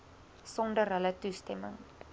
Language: Afrikaans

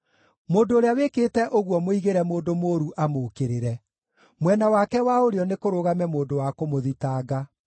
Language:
Kikuyu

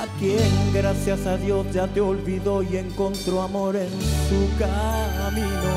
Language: Spanish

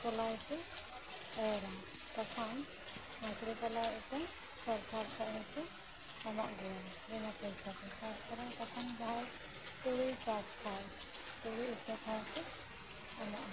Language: Santali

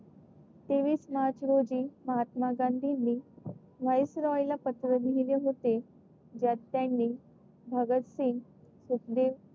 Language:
Marathi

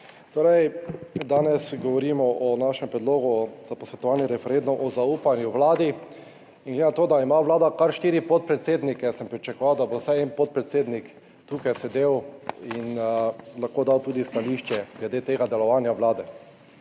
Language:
Slovenian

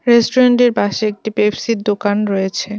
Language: Bangla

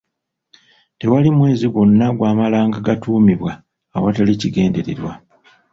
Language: Ganda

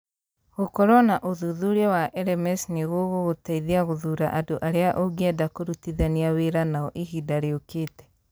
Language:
Kikuyu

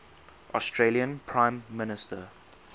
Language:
English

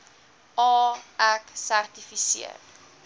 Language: Afrikaans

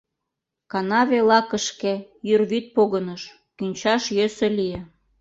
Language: Mari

